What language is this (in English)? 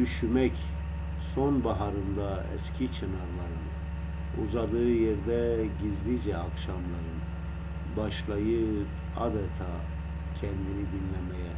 Turkish